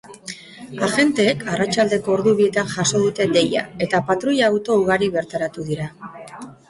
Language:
Basque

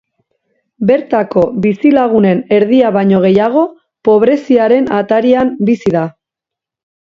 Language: Basque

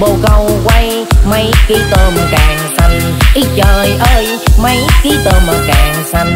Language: Vietnamese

